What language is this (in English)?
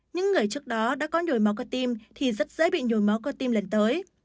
Vietnamese